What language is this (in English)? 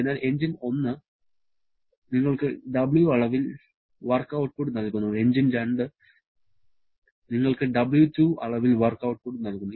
Malayalam